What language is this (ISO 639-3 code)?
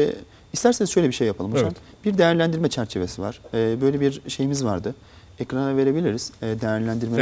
tur